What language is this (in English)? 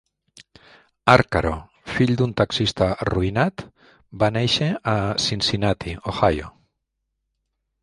Catalan